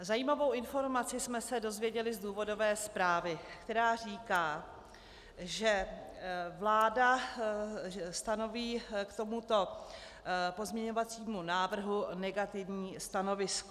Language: Czech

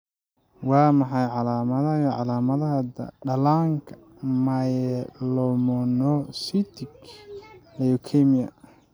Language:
Somali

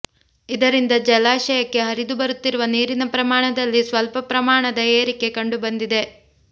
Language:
Kannada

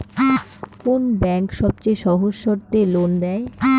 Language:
Bangla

